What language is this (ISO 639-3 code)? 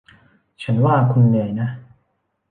tha